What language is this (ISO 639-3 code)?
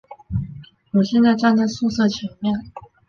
zho